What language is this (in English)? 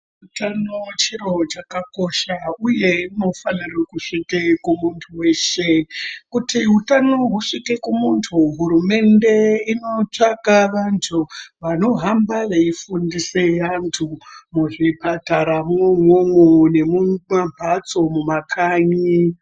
Ndau